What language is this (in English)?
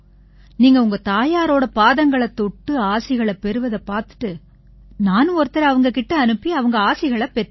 Tamil